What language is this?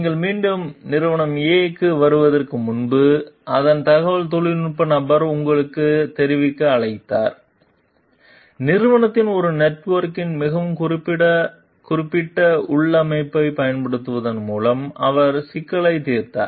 Tamil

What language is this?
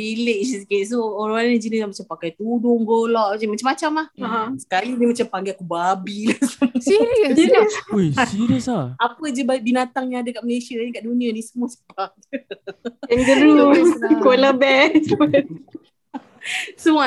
Malay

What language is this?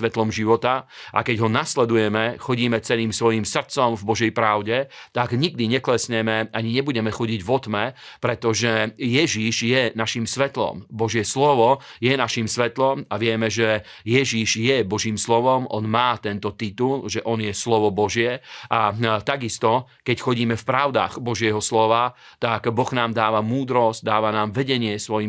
Slovak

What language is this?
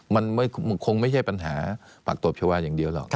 Thai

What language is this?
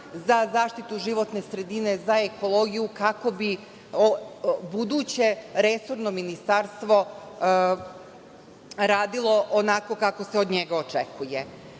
Serbian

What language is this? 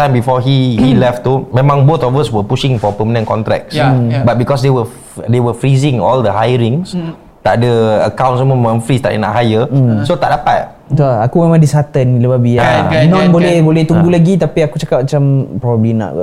Malay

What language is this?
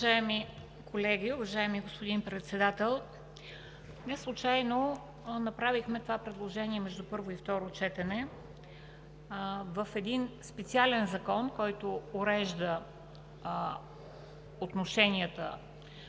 Bulgarian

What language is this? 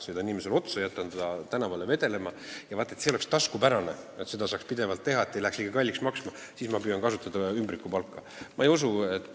Estonian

